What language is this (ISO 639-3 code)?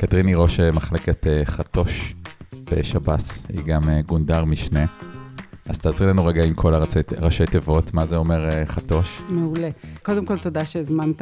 heb